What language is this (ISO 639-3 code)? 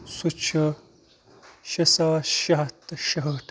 kas